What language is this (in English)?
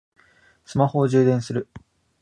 Japanese